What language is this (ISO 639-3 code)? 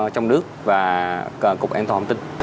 vie